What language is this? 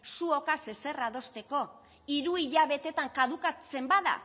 Basque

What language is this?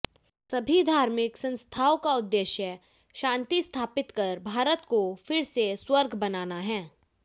Hindi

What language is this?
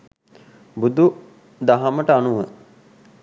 Sinhala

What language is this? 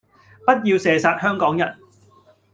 Cantonese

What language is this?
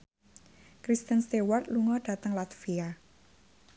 Javanese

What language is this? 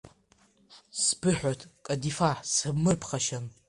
Abkhazian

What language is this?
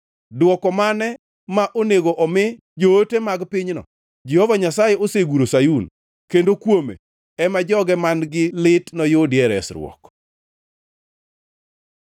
Luo (Kenya and Tanzania)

